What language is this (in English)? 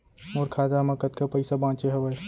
Chhattisgarhi